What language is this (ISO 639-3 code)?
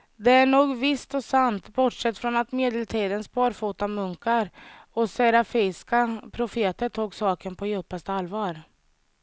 swe